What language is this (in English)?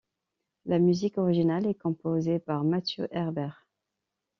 French